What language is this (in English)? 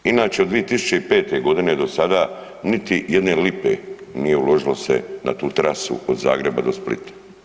Croatian